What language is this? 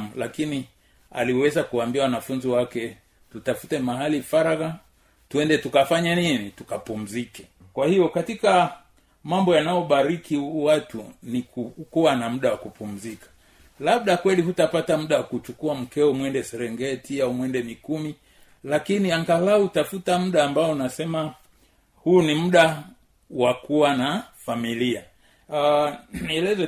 Swahili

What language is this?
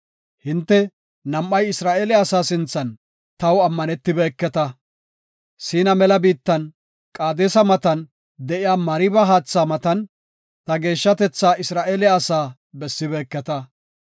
Gofa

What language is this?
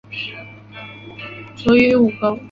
Chinese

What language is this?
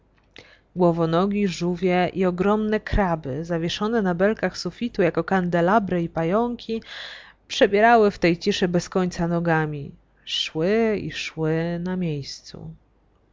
Polish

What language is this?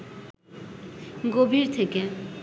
Bangla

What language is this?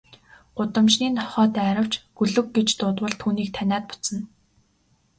Mongolian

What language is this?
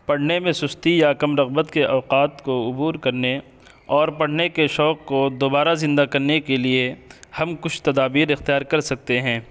Urdu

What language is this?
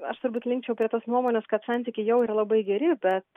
Lithuanian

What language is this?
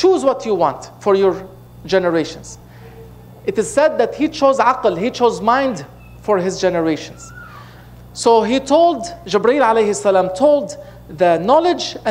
English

